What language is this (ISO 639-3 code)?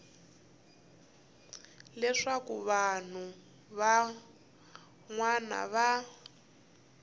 tso